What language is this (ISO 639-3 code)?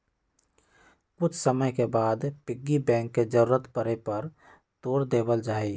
mag